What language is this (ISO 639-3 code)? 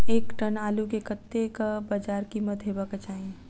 mai